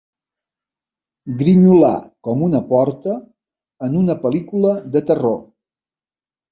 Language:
Catalan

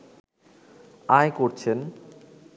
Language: Bangla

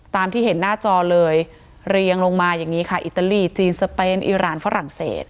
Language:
Thai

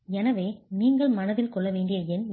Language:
Tamil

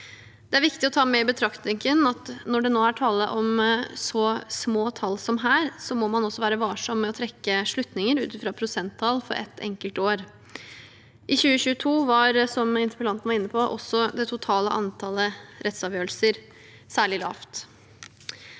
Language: Norwegian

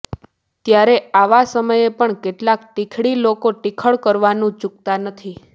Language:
Gujarati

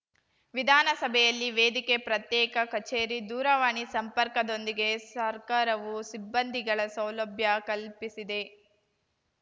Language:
Kannada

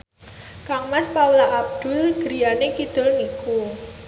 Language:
Javanese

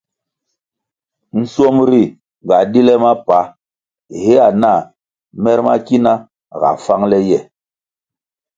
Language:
Kwasio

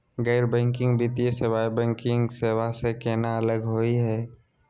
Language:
Magahi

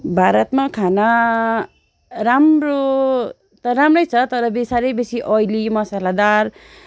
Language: Nepali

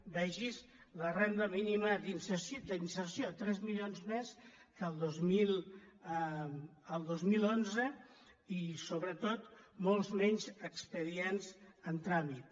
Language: Catalan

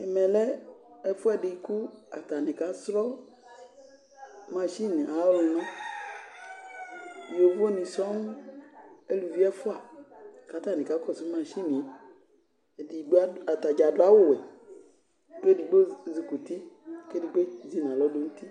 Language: Ikposo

